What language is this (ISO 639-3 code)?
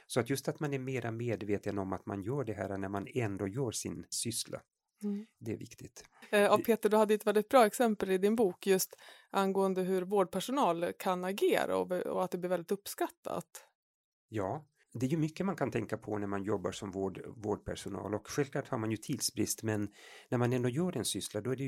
swe